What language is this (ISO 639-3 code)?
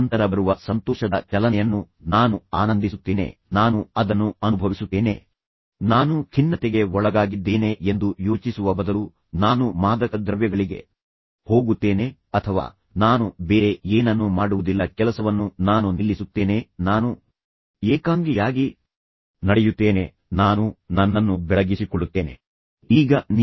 kan